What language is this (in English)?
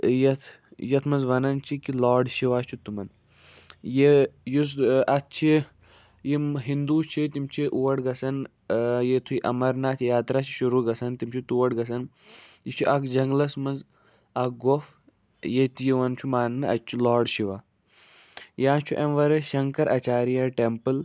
Kashmiri